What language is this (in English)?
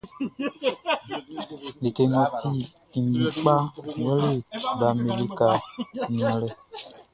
Baoulé